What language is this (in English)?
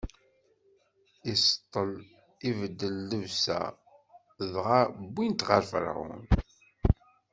Kabyle